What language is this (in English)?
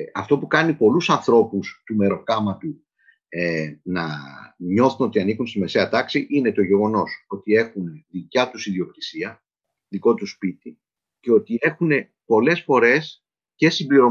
Greek